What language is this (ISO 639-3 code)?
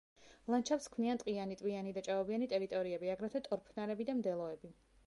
kat